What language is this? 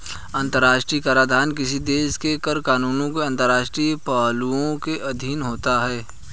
Hindi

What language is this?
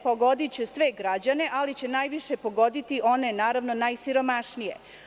Serbian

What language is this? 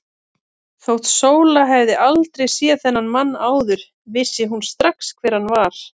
Icelandic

